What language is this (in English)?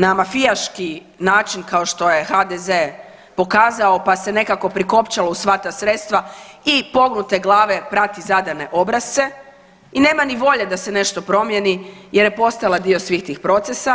Croatian